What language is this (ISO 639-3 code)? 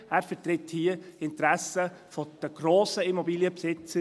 gsw